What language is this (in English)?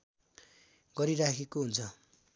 Nepali